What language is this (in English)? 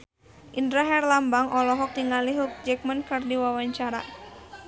Sundanese